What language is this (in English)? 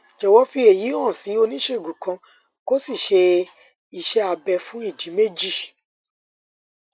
Yoruba